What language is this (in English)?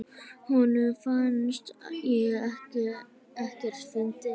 Icelandic